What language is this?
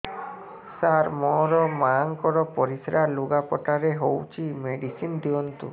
Odia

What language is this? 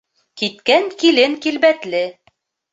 Bashkir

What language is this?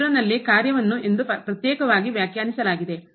Kannada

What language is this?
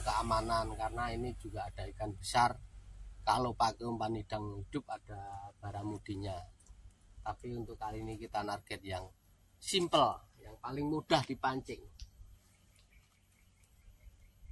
Indonesian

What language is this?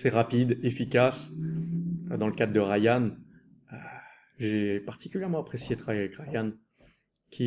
French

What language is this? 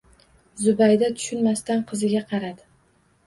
Uzbek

